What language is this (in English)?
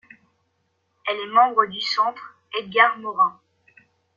French